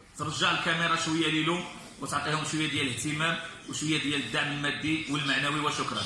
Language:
Arabic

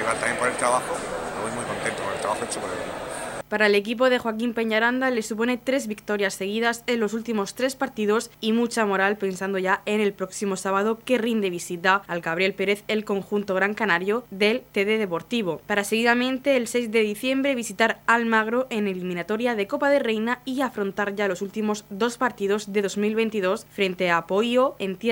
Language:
Spanish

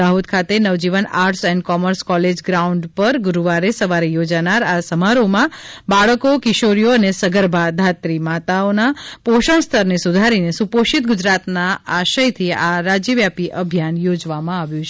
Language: Gujarati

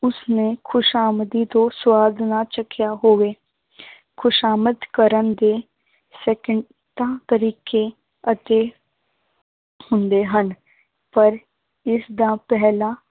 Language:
Punjabi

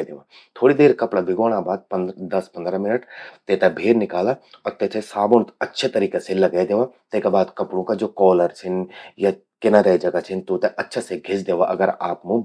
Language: Garhwali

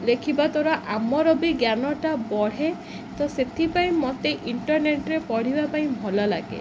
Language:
Odia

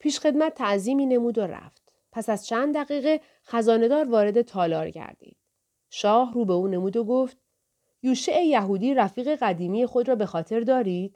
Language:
Persian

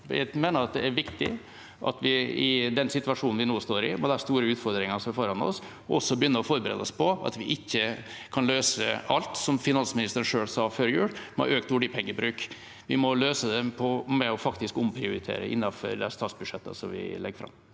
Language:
Norwegian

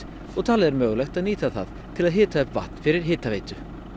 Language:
Icelandic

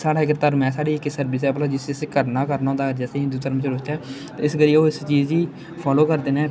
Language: Dogri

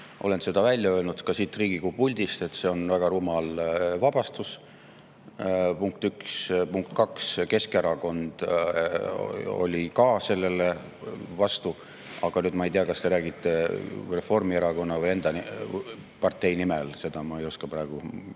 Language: Estonian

